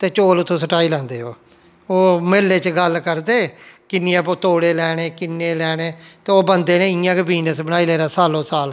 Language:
Dogri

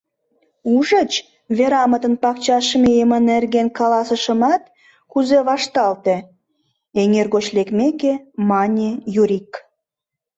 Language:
Mari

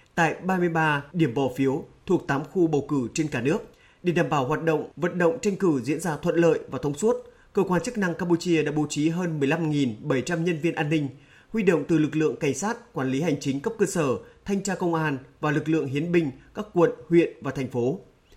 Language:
Vietnamese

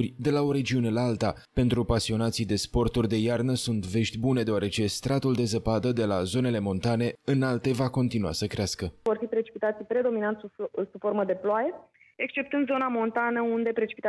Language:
Romanian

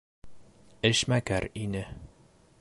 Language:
Bashkir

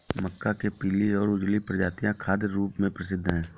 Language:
Hindi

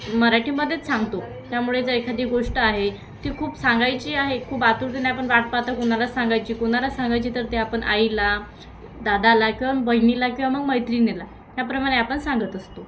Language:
Marathi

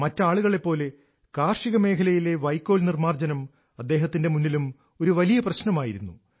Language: Malayalam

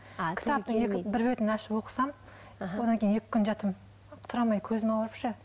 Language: Kazakh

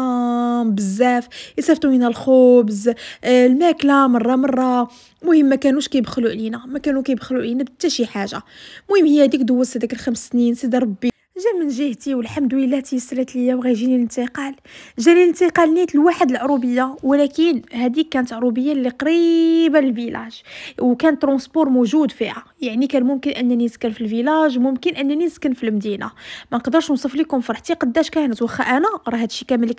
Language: Arabic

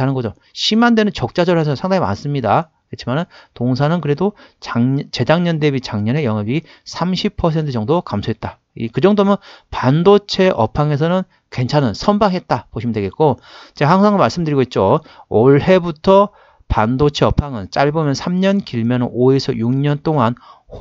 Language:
Korean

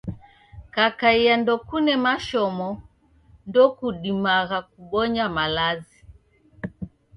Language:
Taita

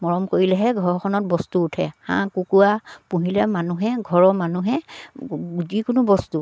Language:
Assamese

